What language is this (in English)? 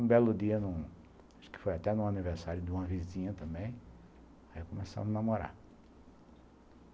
Portuguese